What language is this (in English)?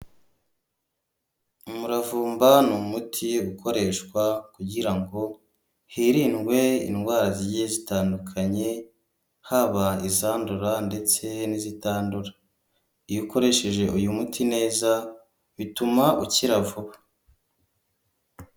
Kinyarwanda